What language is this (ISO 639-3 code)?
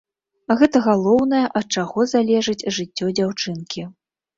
bel